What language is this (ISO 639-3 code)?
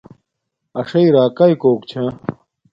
dmk